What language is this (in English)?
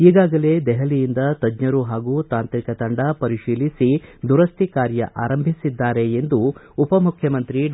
Kannada